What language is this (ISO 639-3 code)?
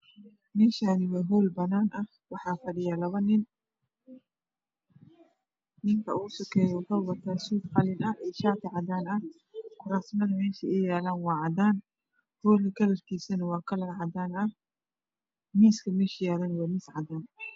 som